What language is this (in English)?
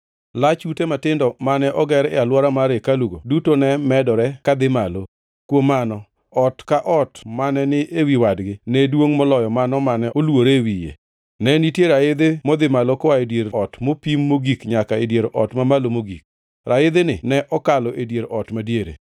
Luo (Kenya and Tanzania)